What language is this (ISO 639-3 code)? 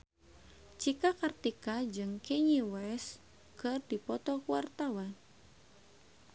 sun